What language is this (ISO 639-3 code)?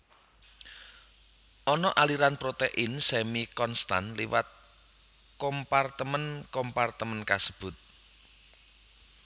jav